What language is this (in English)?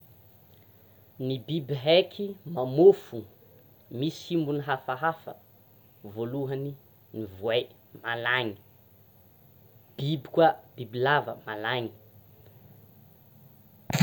Tsimihety Malagasy